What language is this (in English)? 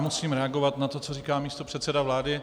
Czech